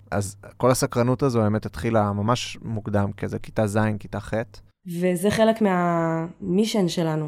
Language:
Hebrew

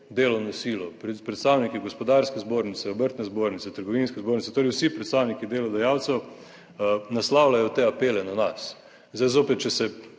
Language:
Slovenian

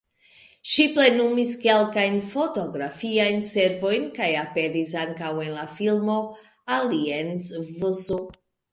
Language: Esperanto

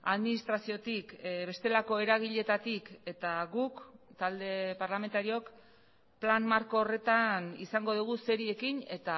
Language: Basque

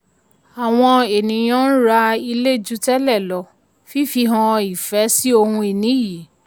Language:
Yoruba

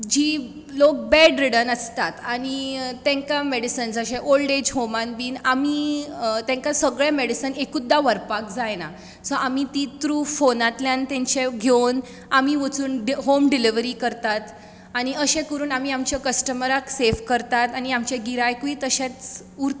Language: Konkani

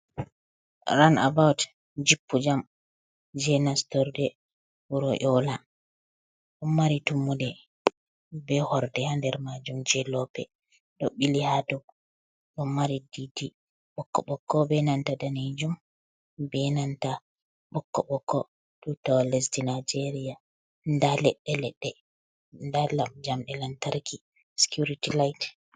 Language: Fula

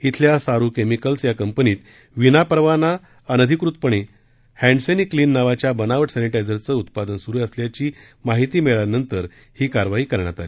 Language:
Marathi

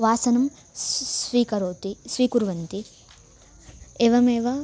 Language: Sanskrit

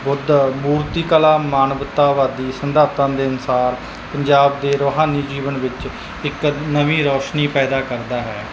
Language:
Punjabi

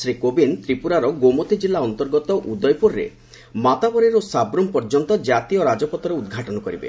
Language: Odia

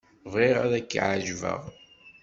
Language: Kabyle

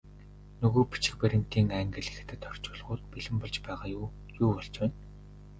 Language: Mongolian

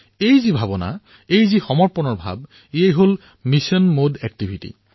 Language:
Assamese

